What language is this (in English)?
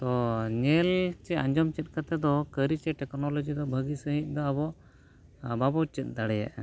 Santali